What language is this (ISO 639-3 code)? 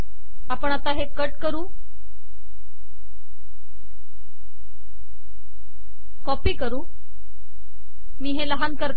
mar